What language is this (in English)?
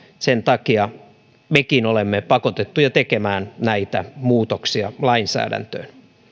Finnish